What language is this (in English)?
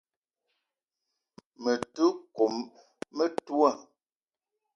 Eton (Cameroon)